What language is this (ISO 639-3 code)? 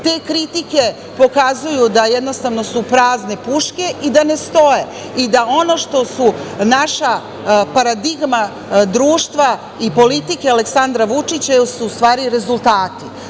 srp